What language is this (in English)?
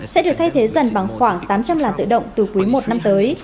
Vietnamese